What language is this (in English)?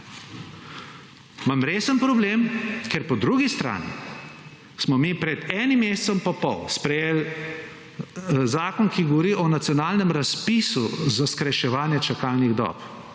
Slovenian